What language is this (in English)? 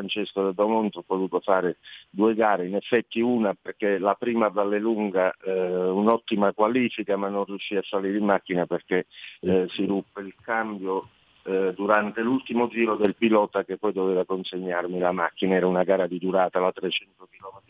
Italian